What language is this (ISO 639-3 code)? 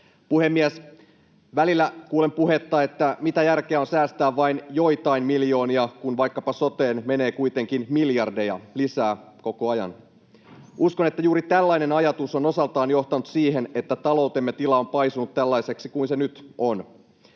fin